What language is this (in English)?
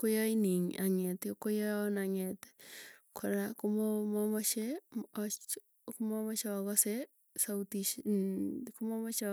Tugen